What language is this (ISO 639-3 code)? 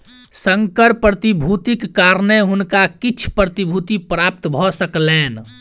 mai